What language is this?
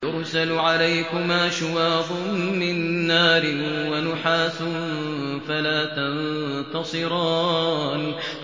Arabic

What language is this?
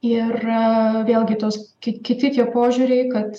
Lithuanian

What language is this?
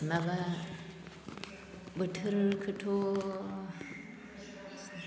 Bodo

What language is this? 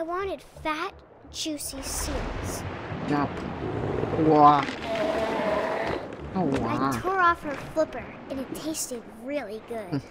Polish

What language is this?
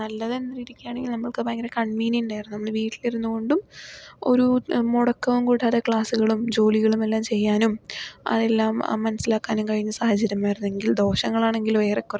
Malayalam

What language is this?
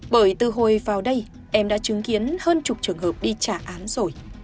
Vietnamese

